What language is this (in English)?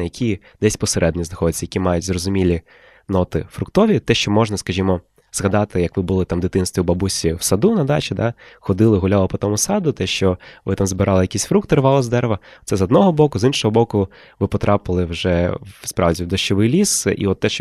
Ukrainian